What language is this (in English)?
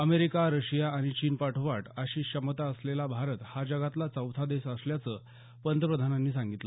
Marathi